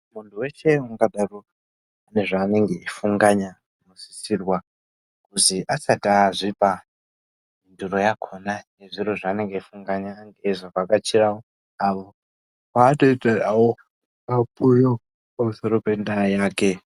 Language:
Ndau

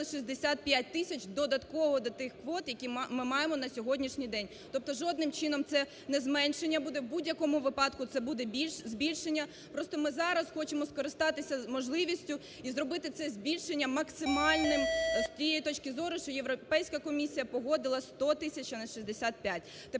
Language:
Ukrainian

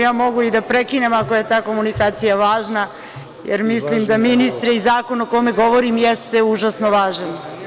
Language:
Serbian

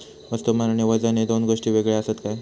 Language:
Marathi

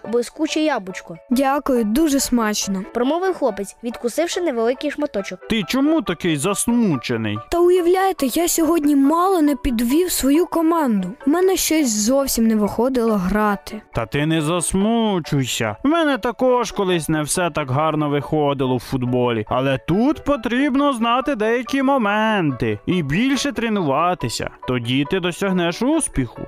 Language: Ukrainian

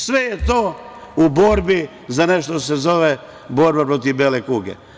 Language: Serbian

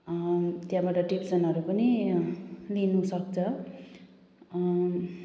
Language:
Nepali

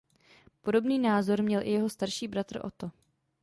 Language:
Czech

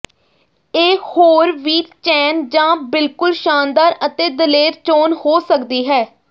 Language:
Punjabi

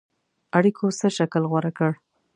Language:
Pashto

